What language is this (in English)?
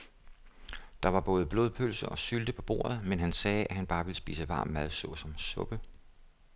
Danish